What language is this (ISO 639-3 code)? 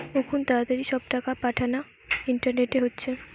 ben